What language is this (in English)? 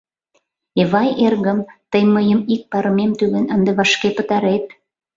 Mari